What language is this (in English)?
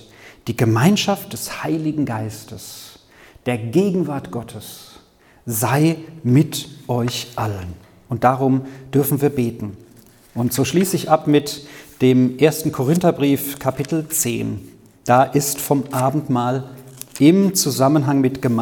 German